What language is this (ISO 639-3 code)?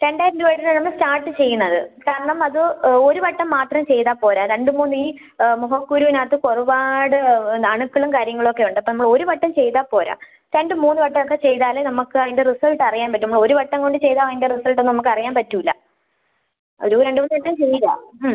mal